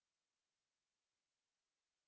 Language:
Hindi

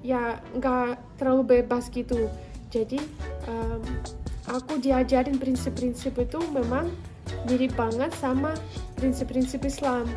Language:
Indonesian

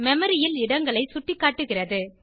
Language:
Tamil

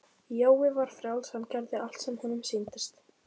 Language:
Icelandic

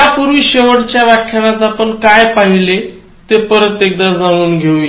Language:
Marathi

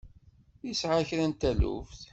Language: Kabyle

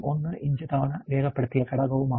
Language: Malayalam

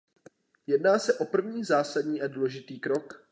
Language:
Czech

